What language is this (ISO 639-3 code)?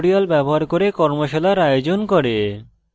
ben